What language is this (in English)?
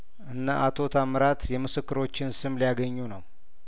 Amharic